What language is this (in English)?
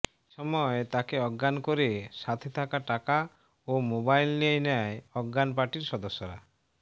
Bangla